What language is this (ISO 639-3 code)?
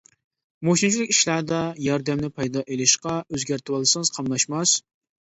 uig